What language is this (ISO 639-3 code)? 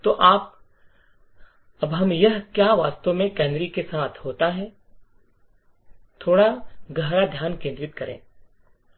hin